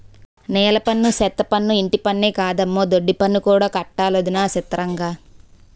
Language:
Telugu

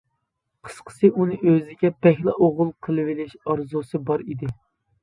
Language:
Uyghur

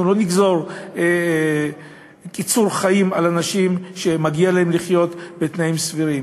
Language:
Hebrew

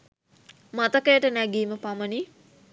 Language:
Sinhala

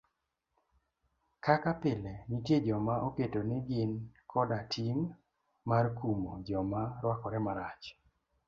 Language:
Luo (Kenya and Tanzania)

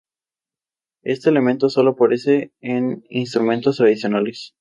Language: Spanish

